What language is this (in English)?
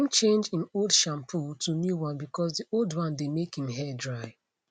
Nigerian Pidgin